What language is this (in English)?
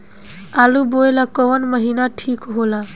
Bhojpuri